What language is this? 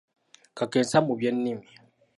Ganda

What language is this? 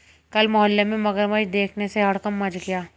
Hindi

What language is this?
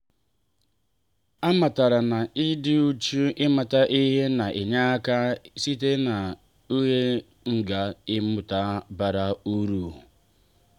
Igbo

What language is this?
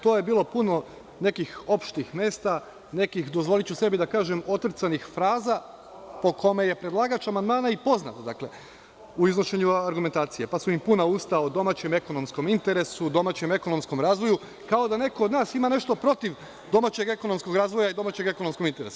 Serbian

